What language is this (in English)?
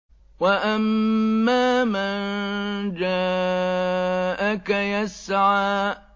Arabic